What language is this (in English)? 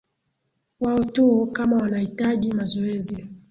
Swahili